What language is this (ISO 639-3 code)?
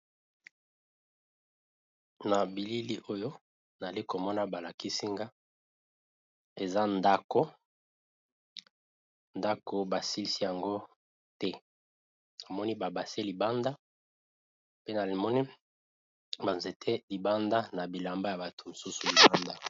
lin